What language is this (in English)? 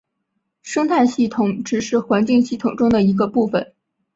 Chinese